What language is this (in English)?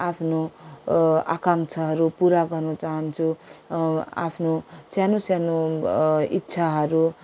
Nepali